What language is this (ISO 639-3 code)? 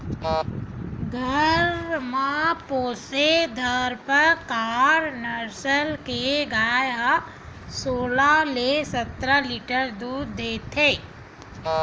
hne